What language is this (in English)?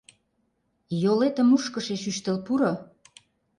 Mari